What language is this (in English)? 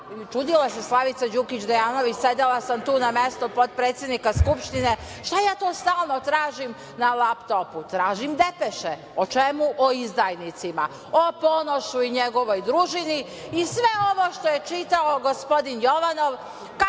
Serbian